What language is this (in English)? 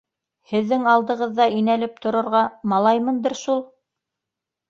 Bashkir